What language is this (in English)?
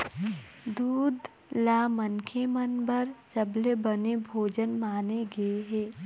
Chhattisgarhi